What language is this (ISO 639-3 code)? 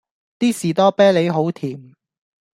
yue